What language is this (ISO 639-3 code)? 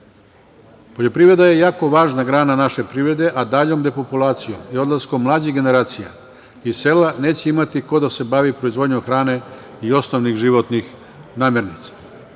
srp